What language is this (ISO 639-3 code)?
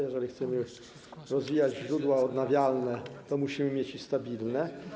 pol